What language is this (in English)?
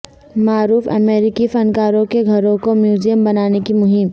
Urdu